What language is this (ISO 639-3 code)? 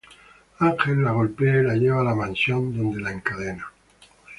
spa